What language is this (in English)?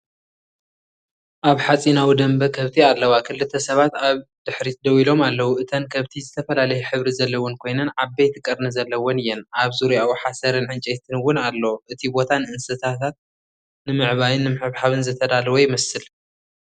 Tigrinya